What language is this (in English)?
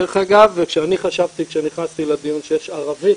Hebrew